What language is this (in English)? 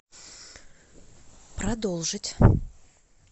Russian